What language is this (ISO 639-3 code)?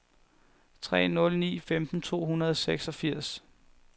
dan